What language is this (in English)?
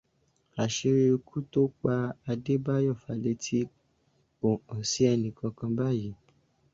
Yoruba